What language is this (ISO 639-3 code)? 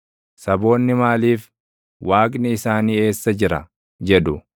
orm